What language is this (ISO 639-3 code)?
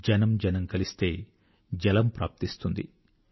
tel